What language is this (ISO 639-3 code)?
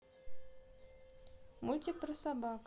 rus